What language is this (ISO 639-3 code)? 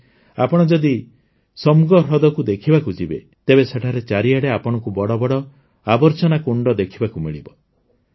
ori